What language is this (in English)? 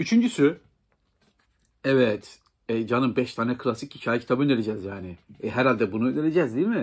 Turkish